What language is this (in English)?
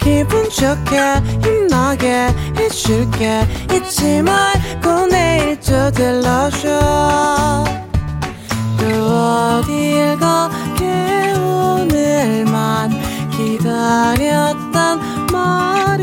Korean